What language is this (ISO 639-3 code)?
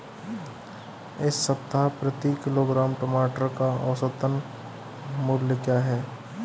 hin